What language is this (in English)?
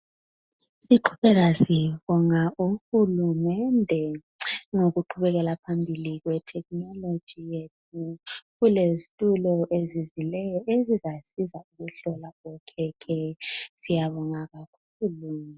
North Ndebele